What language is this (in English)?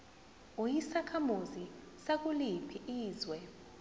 Zulu